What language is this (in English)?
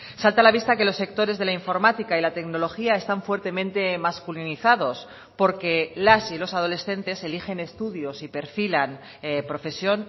Spanish